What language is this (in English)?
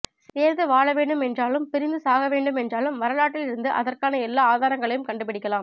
Tamil